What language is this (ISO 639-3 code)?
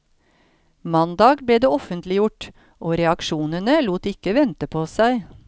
nor